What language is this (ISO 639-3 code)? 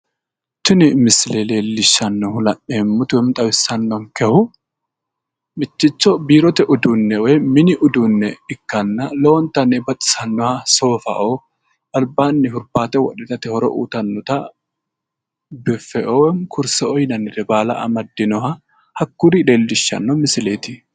sid